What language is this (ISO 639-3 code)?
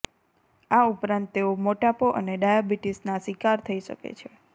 guj